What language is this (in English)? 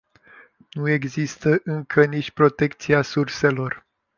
Romanian